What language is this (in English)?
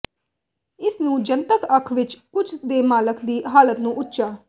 Punjabi